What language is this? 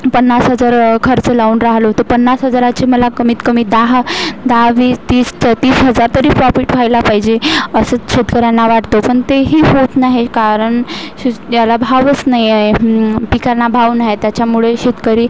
Marathi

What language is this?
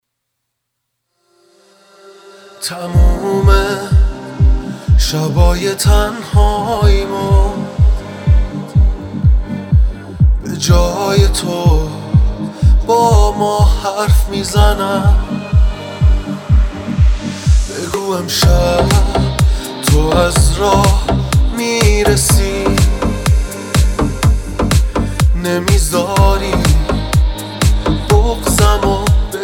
Persian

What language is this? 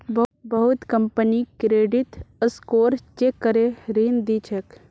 Magahi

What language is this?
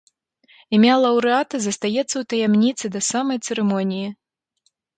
Belarusian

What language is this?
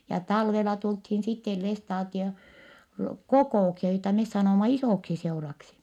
Finnish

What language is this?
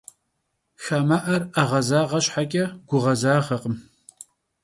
Kabardian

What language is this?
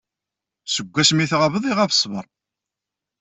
Kabyle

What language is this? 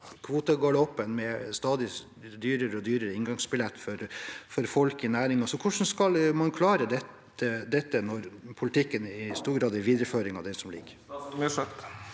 Norwegian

